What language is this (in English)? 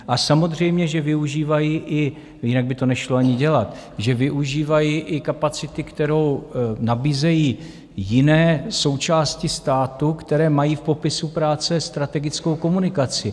Czech